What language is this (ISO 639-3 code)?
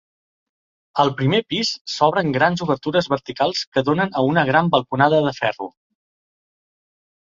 cat